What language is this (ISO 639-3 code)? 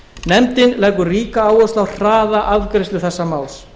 isl